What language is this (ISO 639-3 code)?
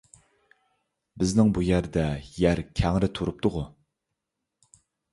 uig